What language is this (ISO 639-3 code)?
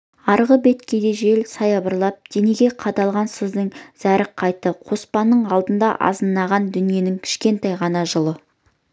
kaz